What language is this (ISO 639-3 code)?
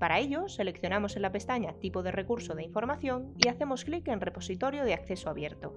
spa